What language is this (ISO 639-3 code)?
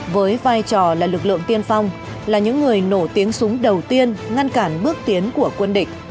vie